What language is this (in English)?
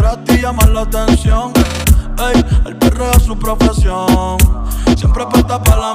Arabic